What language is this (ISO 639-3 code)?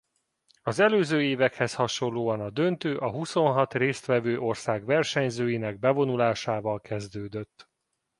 hun